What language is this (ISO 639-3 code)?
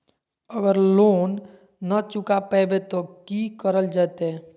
mag